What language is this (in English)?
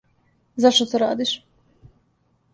Serbian